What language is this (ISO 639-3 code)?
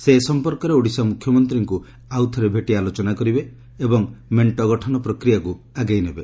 ori